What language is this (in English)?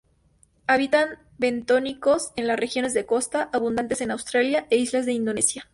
Spanish